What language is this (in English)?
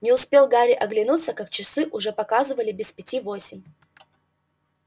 Russian